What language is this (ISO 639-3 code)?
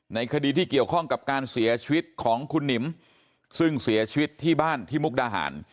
tha